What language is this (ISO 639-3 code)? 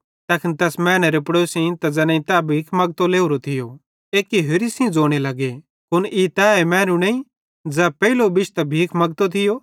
bhd